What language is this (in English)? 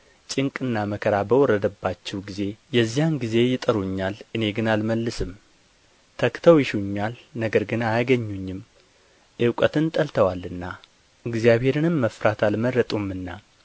Amharic